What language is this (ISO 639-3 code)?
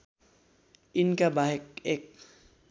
nep